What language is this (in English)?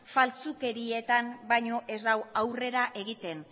Basque